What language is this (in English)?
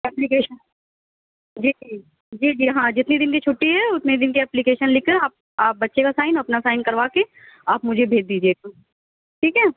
Urdu